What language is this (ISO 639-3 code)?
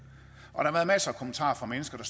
dan